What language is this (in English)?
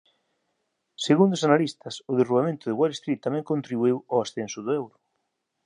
Galician